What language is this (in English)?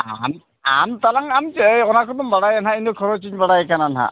Santali